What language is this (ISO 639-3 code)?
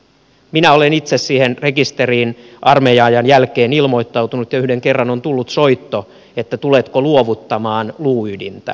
fin